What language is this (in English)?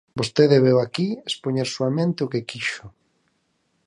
Galician